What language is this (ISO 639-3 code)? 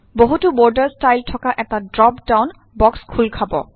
asm